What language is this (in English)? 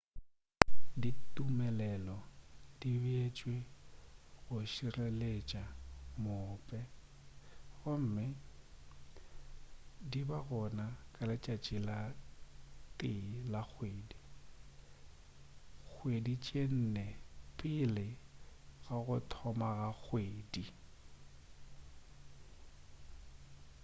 Northern Sotho